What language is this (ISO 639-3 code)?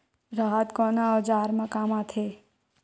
hne